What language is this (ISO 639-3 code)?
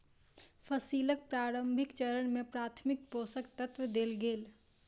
mai